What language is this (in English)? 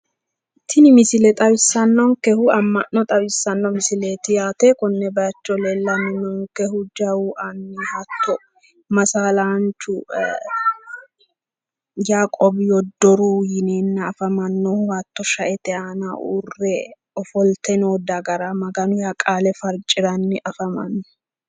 Sidamo